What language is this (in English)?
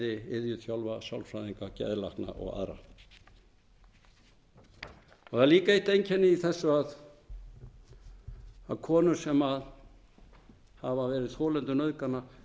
Icelandic